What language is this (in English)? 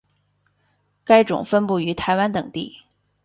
Chinese